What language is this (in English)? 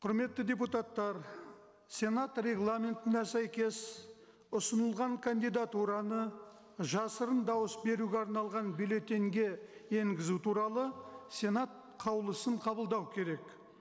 Kazakh